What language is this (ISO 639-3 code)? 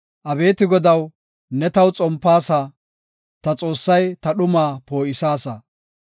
gof